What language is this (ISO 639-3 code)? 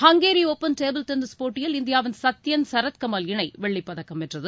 tam